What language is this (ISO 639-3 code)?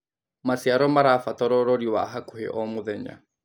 kik